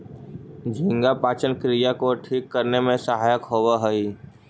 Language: Magahi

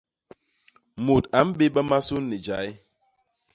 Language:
Basaa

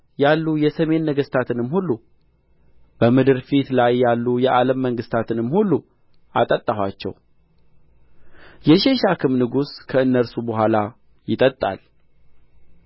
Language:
Amharic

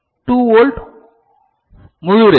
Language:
Tamil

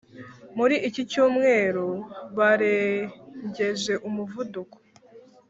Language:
Kinyarwanda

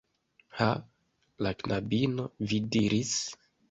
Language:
Esperanto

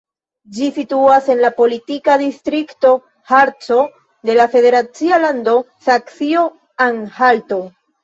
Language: Esperanto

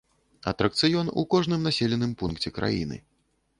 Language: Belarusian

